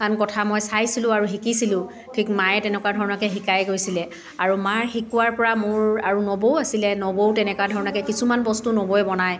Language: Assamese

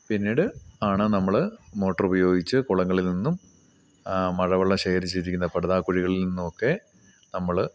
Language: Malayalam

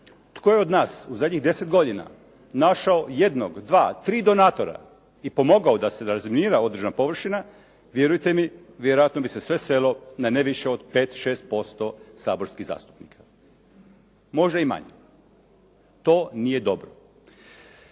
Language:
Croatian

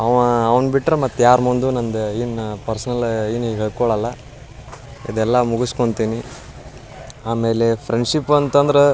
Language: Kannada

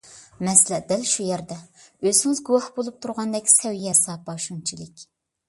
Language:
Uyghur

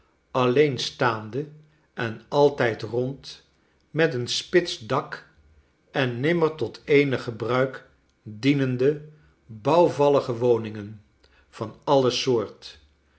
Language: Dutch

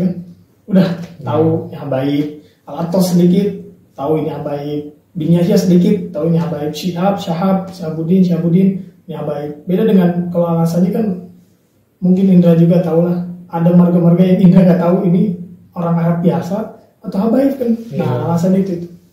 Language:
Indonesian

